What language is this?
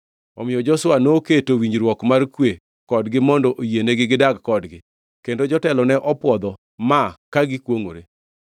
Luo (Kenya and Tanzania)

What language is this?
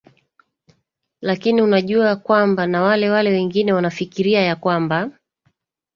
Swahili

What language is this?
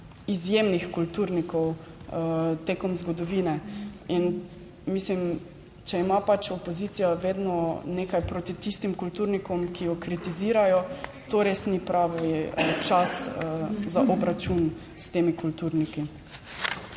Slovenian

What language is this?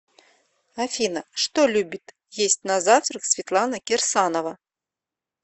Russian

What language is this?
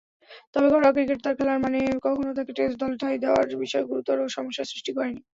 Bangla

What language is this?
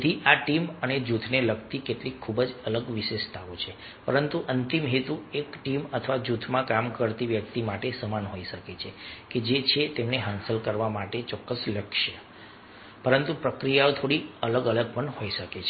Gujarati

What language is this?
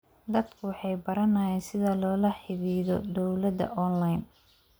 Somali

